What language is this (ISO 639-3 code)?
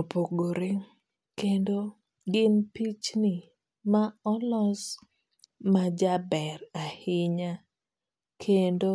luo